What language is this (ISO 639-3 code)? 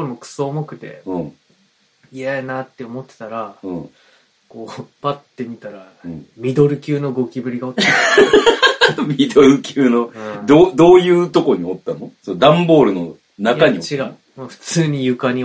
jpn